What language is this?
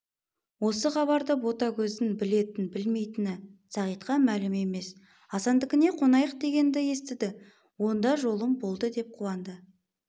Kazakh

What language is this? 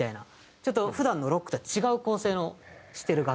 Japanese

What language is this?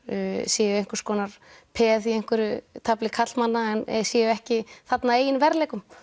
Icelandic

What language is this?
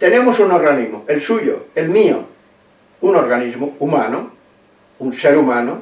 Spanish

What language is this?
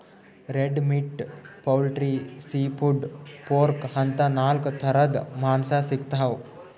Kannada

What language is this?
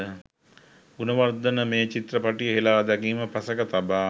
Sinhala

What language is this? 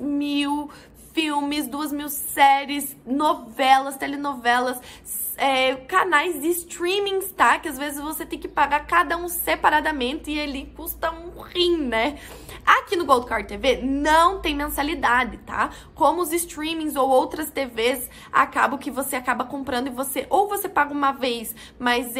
Portuguese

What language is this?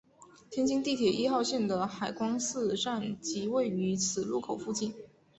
Chinese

